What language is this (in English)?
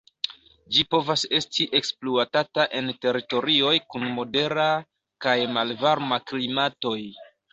Esperanto